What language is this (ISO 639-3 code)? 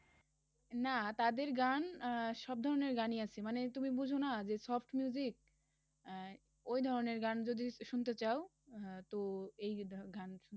ben